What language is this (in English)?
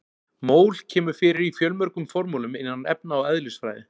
Icelandic